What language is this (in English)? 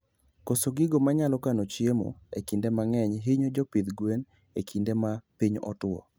Luo (Kenya and Tanzania)